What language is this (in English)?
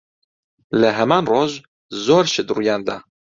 Central Kurdish